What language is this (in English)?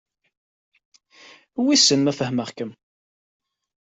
Kabyle